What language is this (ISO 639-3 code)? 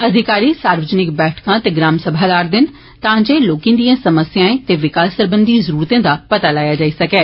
doi